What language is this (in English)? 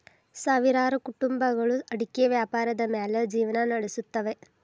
Kannada